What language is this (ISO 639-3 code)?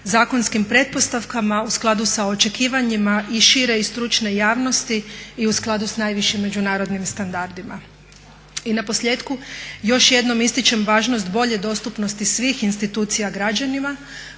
hrv